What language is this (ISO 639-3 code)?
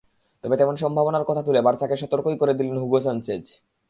ben